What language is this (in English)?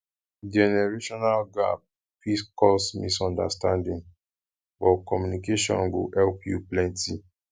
Nigerian Pidgin